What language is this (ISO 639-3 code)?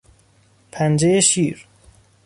fas